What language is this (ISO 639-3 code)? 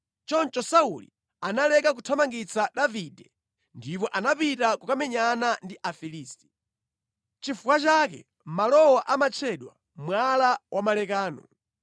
nya